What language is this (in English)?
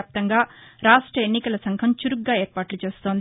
Telugu